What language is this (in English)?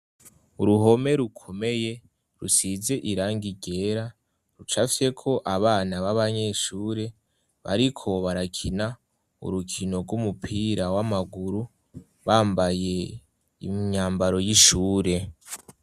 Rundi